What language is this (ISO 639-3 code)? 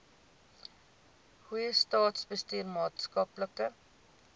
afr